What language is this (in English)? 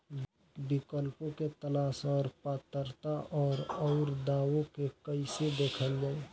Bhojpuri